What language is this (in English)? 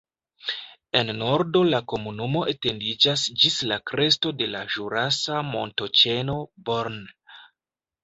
Esperanto